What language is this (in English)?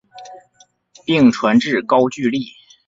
Chinese